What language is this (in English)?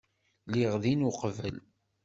Kabyle